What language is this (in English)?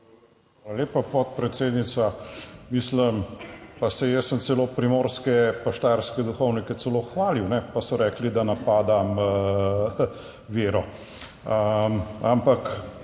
Slovenian